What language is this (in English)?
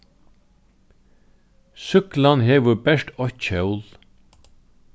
Faroese